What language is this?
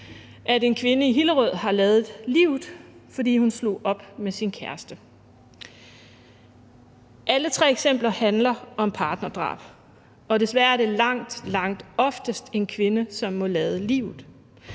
Danish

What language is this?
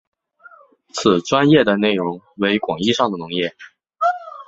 Chinese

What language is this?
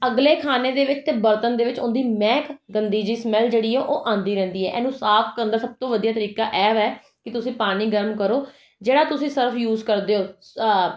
Punjabi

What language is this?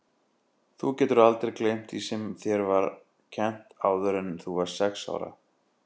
Icelandic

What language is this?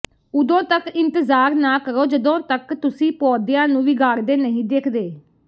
Punjabi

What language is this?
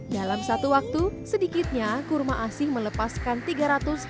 Indonesian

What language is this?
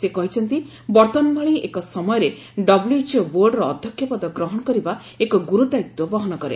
Odia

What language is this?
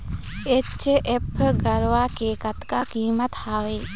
Chhattisgarhi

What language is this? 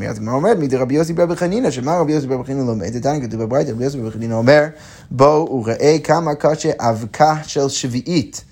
Hebrew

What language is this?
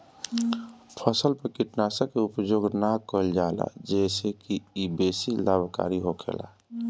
Bhojpuri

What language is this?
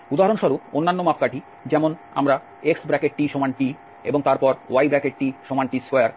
Bangla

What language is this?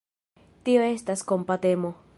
Esperanto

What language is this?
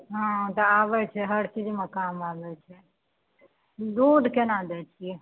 Maithili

